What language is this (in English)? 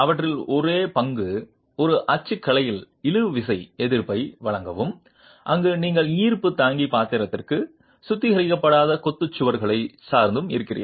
Tamil